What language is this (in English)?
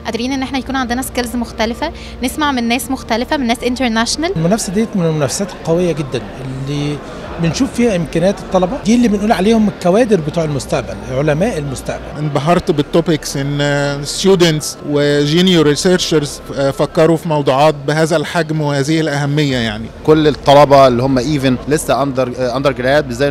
Arabic